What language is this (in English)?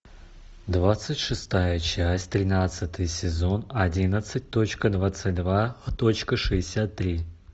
Russian